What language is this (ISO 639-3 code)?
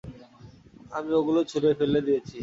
ben